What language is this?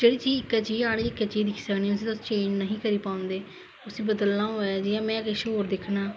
Dogri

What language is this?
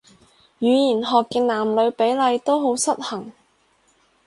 Cantonese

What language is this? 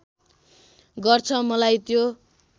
Nepali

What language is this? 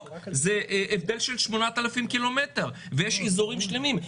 Hebrew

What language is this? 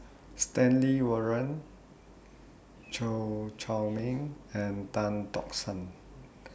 English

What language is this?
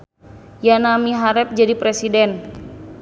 Sundanese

